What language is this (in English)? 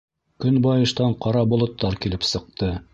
Bashkir